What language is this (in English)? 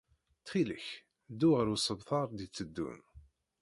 Kabyle